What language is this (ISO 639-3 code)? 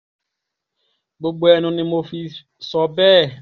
yor